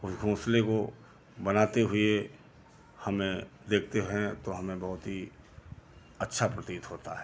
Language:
Hindi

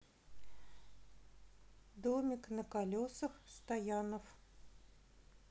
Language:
Russian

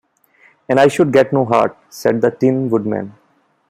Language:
English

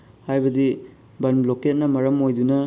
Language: Manipuri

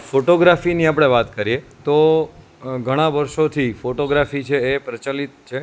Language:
Gujarati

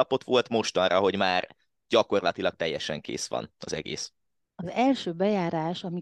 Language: Hungarian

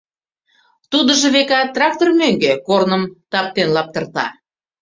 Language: Mari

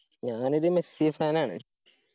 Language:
Malayalam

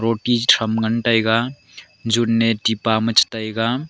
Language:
Wancho Naga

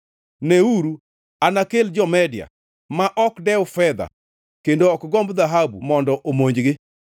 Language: Luo (Kenya and Tanzania)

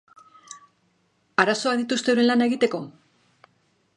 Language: Basque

